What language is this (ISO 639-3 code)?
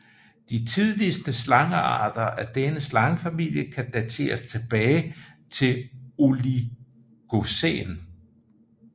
dan